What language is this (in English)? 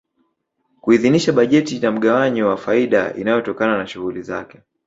Swahili